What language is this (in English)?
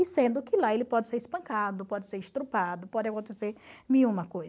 Portuguese